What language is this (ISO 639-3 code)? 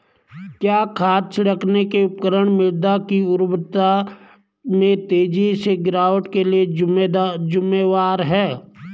hin